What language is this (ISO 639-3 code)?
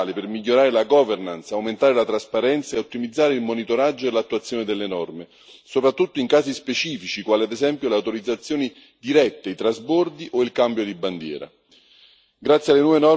ita